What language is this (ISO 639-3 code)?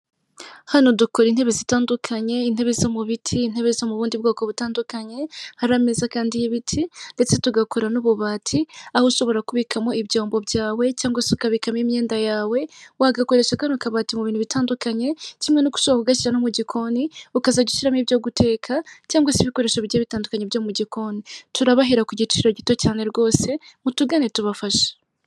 kin